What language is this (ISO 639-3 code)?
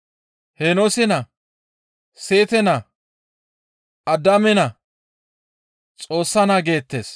gmv